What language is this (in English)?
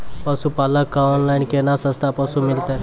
Maithili